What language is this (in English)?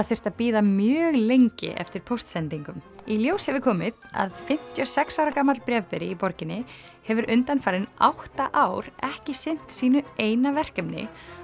Icelandic